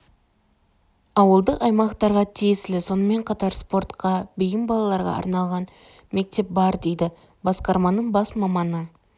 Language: Kazakh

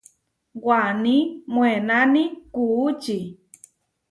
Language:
Huarijio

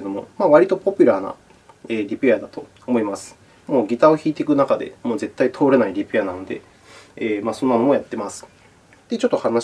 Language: Japanese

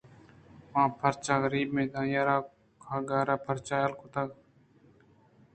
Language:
Eastern Balochi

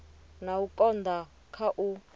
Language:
Venda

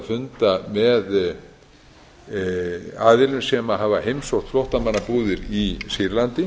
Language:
Icelandic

